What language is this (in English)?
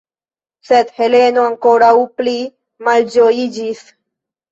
Esperanto